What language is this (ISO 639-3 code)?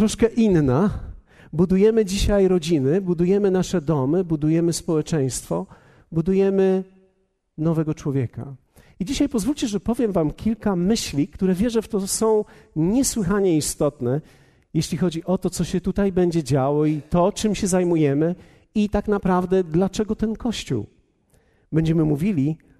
pol